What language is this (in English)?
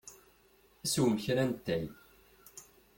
Kabyle